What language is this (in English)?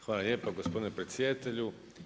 Croatian